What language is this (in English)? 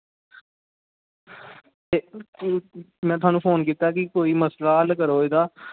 Dogri